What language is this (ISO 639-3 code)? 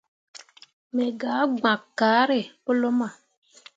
mua